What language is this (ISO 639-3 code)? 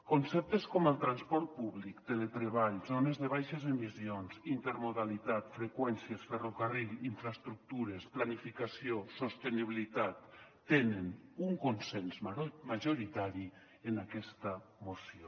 cat